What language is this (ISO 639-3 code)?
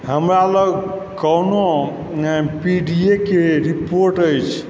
mai